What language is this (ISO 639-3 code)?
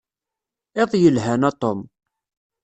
kab